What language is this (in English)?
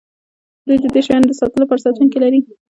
Pashto